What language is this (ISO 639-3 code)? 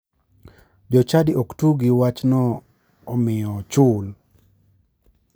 luo